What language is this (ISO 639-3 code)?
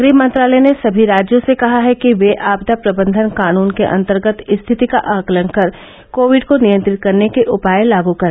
hin